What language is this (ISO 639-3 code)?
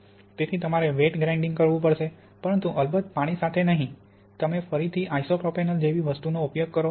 guj